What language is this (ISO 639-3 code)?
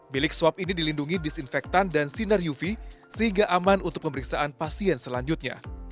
ind